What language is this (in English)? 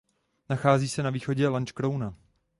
Czech